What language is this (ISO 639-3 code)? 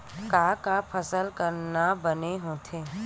hne